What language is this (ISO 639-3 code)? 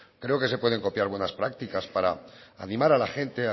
spa